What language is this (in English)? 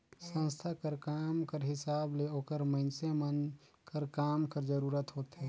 Chhattisgarhi